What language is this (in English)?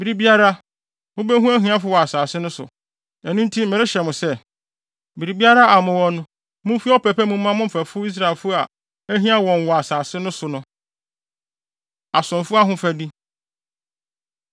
Akan